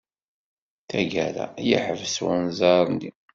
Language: Kabyle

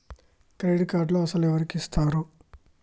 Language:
Telugu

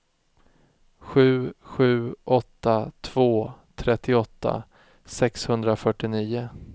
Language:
Swedish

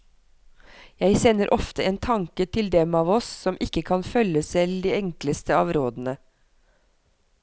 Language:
Norwegian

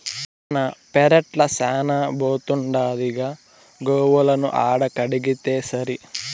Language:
Telugu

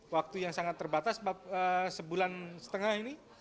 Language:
Indonesian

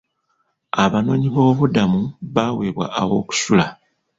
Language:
Ganda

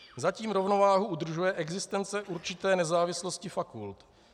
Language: Czech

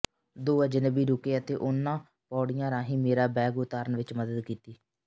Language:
Punjabi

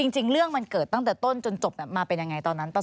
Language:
Thai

